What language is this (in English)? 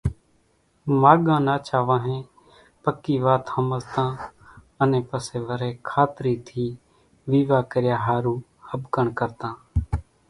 Kachi Koli